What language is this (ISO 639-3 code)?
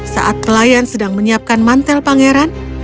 ind